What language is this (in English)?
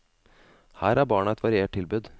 Norwegian